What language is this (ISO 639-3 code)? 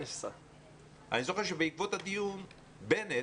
heb